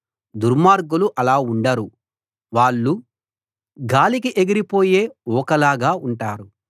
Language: Telugu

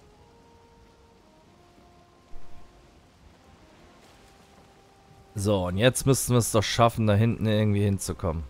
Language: German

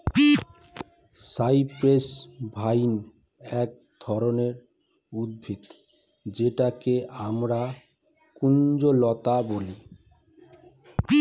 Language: Bangla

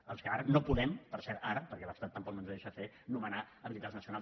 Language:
Catalan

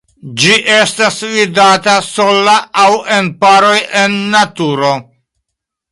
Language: Esperanto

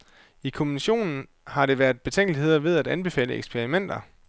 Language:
Danish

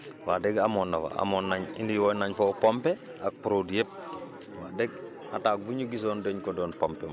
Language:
Wolof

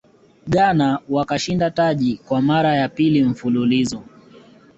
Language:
Swahili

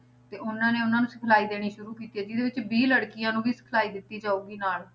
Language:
Punjabi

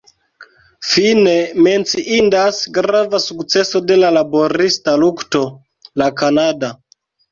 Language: Esperanto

